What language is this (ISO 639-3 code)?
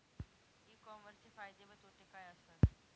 mar